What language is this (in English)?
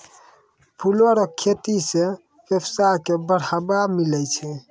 Maithili